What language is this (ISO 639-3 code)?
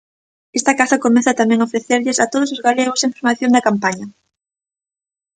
glg